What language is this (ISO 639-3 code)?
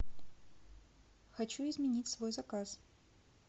rus